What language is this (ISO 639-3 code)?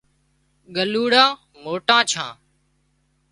kxp